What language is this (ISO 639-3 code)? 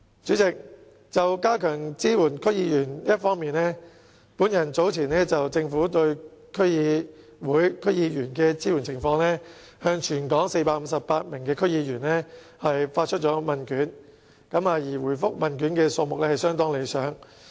yue